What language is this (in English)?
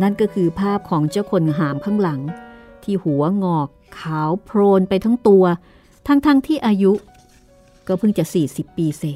Thai